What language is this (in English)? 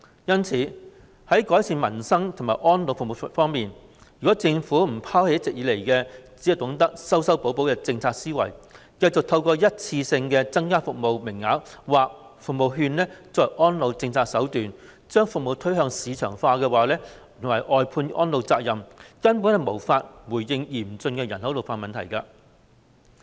Cantonese